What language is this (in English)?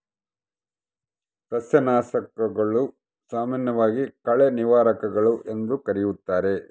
Kannada